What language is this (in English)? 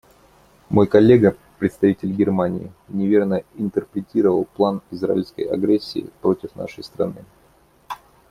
Russian